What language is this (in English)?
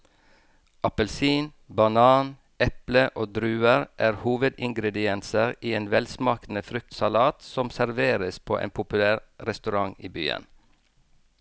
Norwegian